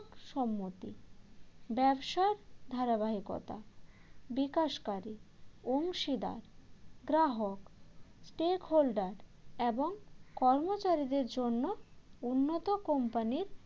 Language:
Bangla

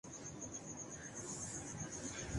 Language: Urdu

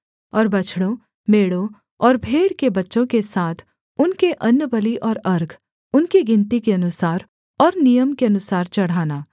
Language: Hindi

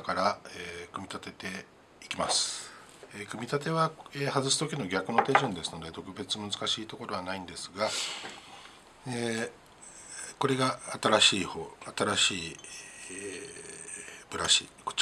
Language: Japanese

